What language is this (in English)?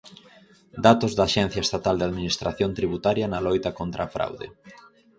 Galician